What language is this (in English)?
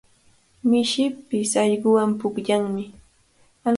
Cajatambo North Lima Quechua